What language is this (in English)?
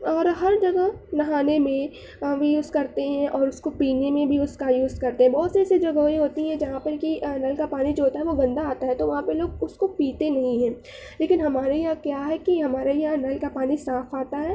Urdu